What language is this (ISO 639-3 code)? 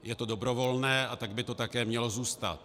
ces